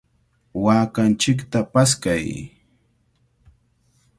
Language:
Cajatambo North Lima Quechua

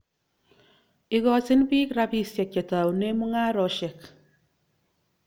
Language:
Kalenjin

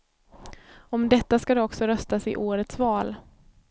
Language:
Swedish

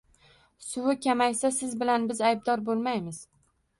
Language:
Uzbek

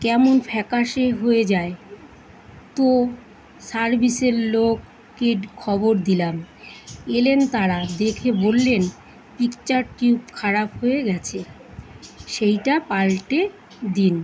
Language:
Bangla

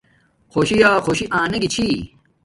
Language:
Domaaki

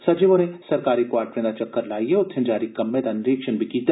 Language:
Dogri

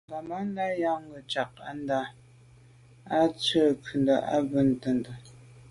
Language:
Medumba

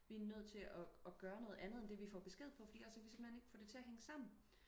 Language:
Danish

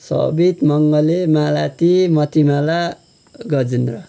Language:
Nepali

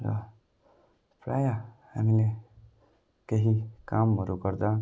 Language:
Nepali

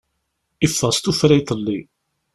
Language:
Kabyle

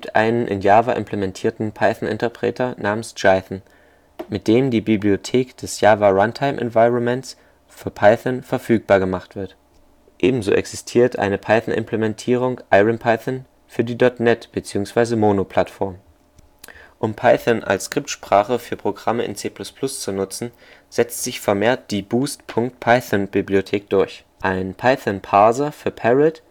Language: German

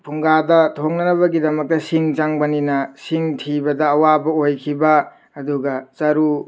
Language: Manipuri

